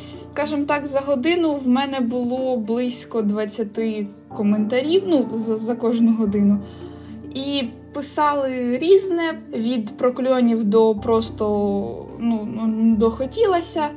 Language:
Ukrainian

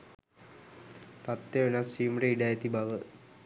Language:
Sinhala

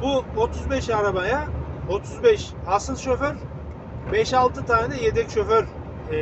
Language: Turkish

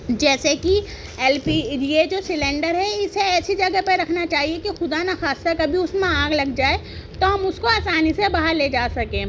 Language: Urdu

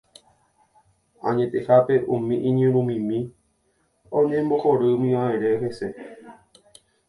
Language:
Guarani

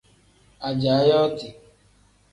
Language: Tem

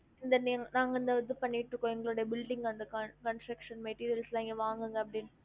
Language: Tamil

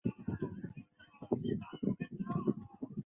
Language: Chinese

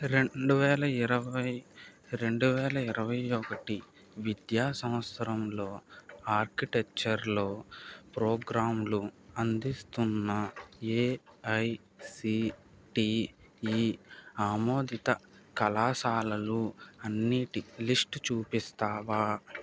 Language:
Telugu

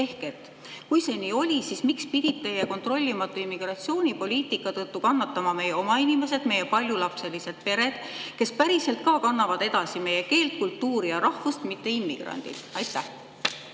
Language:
Estonian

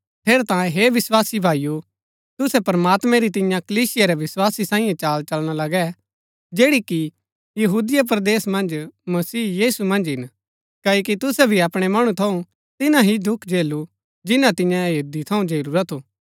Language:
Gaddi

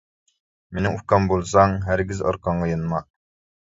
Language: Uyghur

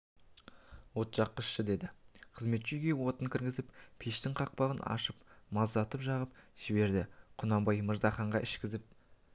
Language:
Kazakh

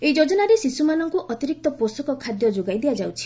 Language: Odia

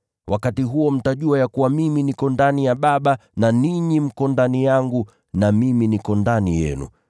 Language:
Swahili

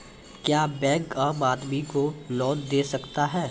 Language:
Maithili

